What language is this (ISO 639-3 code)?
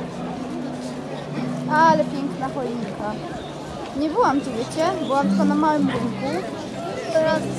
pol